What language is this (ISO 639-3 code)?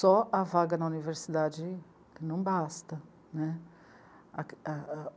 por